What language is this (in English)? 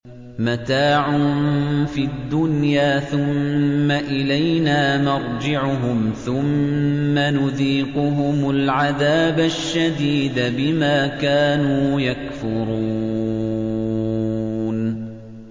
Arabic